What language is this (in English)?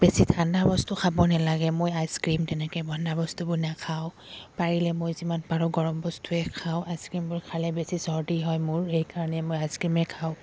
Assamese